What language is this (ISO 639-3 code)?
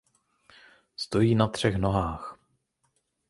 ces